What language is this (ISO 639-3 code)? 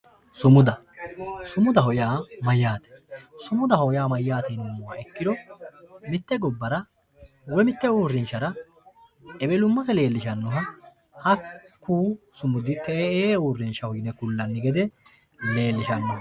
sid